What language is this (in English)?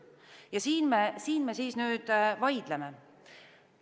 Estonian